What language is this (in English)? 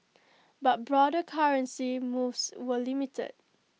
English